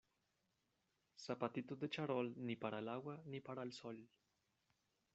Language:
Spanish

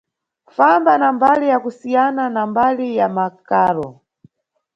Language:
Nyungwe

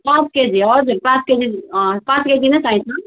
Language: Nepali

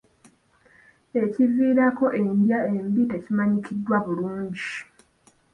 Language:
Ganda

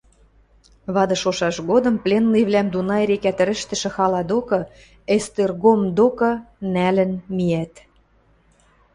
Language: Western Mari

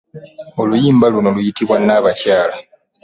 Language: Ganda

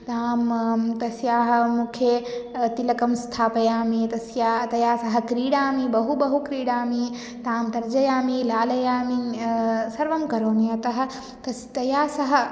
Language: Sanskrit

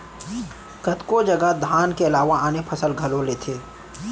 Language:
Chhattisgarhi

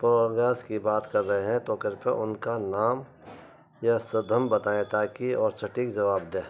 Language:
Urdu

